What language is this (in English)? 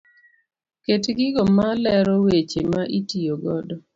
Luo (Kenya and Tanzania)